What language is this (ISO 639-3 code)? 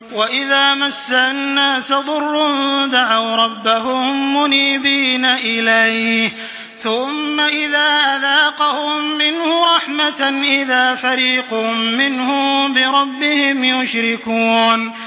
ara